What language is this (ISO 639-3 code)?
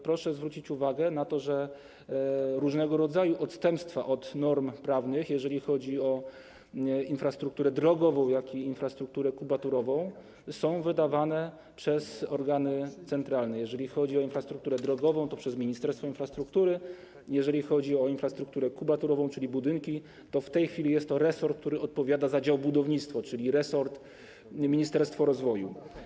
pol